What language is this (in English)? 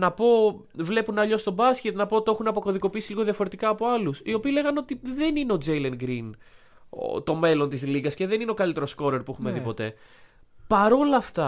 Greek